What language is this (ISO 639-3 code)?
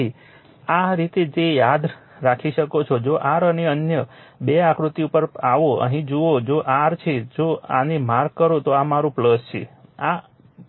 guj